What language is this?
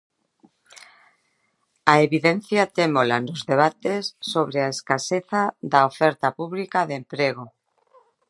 Galician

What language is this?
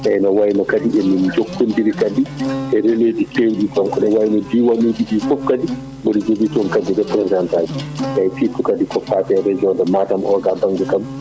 Fula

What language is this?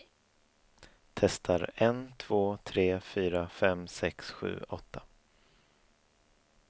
Swedish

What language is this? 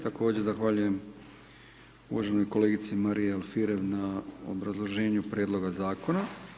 Croatian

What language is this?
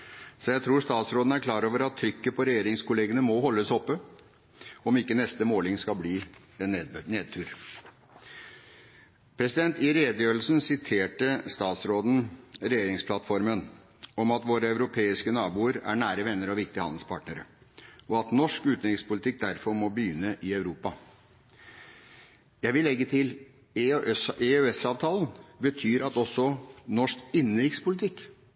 Norwegian Bokmål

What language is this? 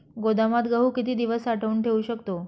Marathi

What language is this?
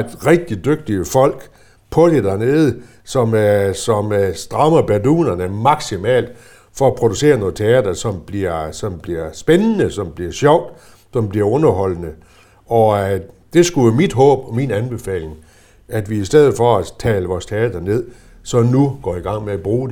Danish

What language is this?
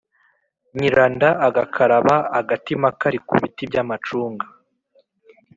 Kinyarwanda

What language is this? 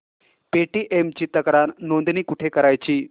Marathi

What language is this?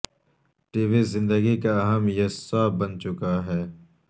Urdu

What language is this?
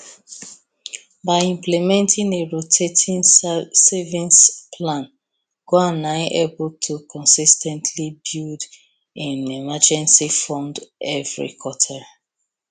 Nigerian Pidgin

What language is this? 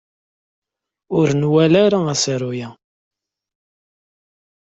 Kabyle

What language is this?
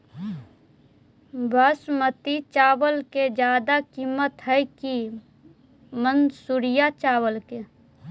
Magahi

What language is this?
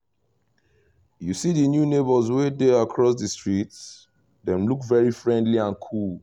Nigerian Pidgin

